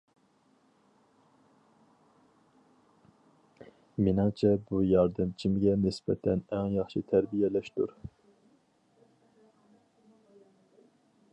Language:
Uyghur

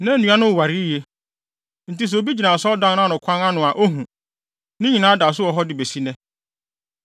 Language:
Akan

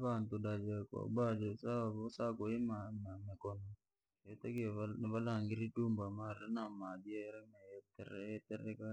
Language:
Langi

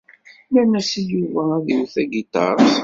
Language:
Kabyle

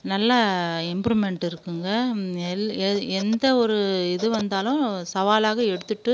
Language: Tamil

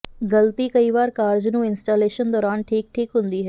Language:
Punjabi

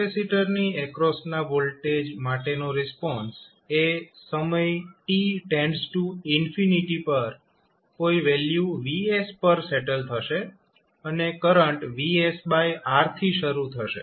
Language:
Gujarati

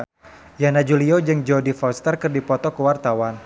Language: Sundanese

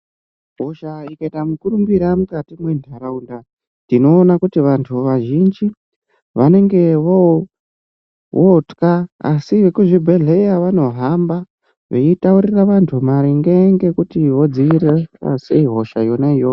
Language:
Ndau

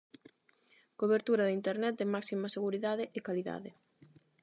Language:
Galician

